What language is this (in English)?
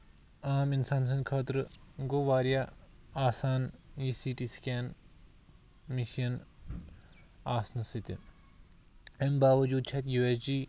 Kashmiri